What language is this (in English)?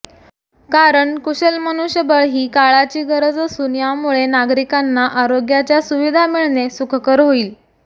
Marathi